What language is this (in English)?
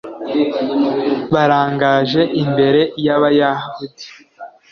Kinyarwanda